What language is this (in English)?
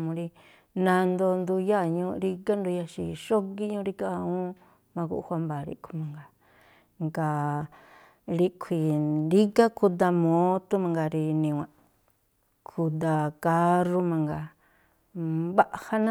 Tlacoapa Me'phaa